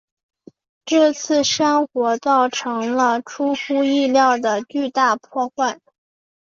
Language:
Chinese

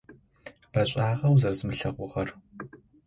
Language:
Adyghe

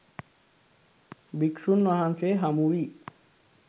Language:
Sinhala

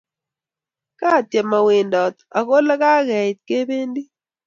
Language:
Kalenjin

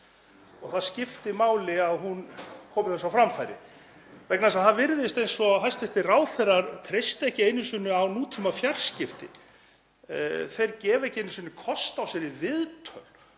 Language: Icelandic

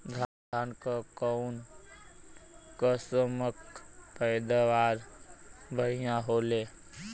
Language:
Bhojpuri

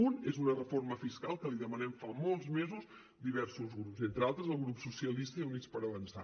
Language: Catalan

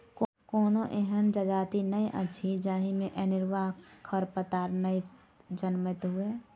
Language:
Maithili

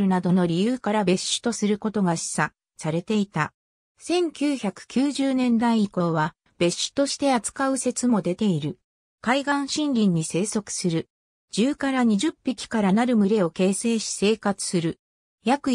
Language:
Japanese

